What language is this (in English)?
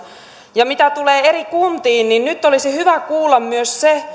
Finnish